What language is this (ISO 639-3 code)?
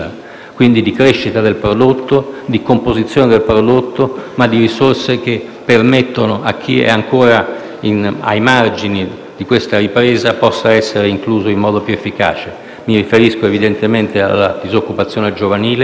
ita